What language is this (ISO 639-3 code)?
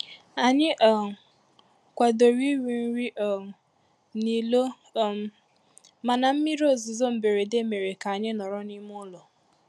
ibo